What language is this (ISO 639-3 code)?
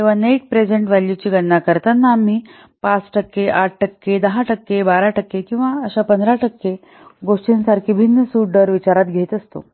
mar